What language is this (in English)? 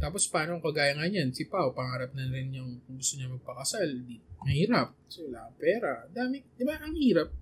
Filipino